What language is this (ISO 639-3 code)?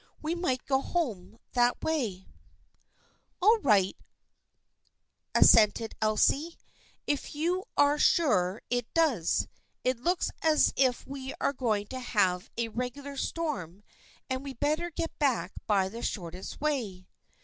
eng